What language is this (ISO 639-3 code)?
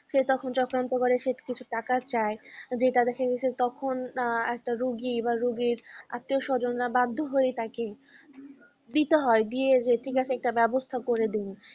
ben